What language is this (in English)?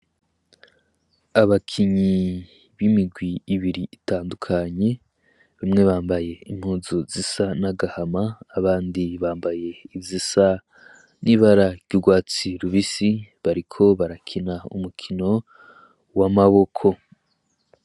Rundi